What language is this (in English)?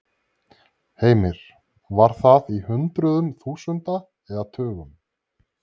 Icelandic